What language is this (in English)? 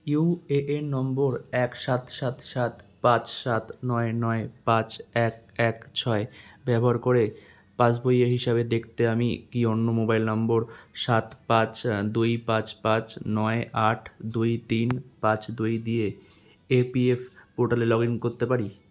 Bangla